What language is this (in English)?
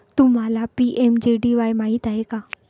Marathi